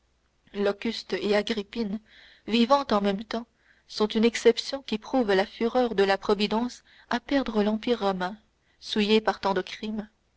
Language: French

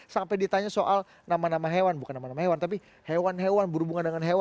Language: Indonesian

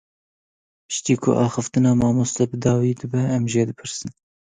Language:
Kurdish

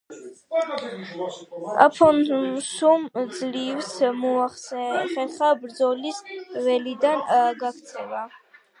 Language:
Georgian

